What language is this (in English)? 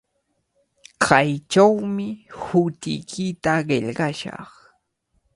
Cajatambo North Lima Quechua